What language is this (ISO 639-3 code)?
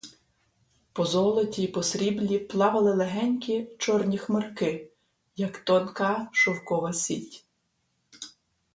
ukr